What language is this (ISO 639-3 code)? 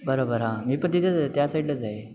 mar